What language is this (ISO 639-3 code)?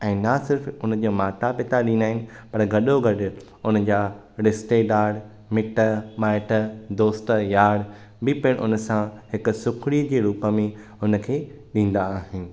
snd